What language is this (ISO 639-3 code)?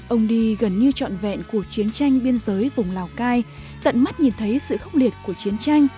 vie